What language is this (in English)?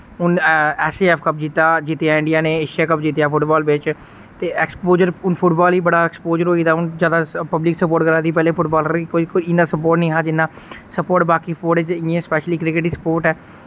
Dogri